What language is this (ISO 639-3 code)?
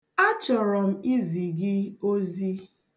ibo